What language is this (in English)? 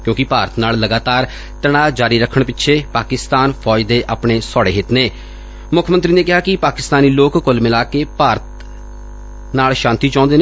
Punjabi